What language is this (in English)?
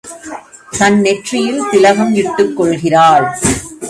Tamil